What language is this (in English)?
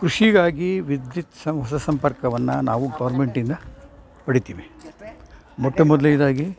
Kannada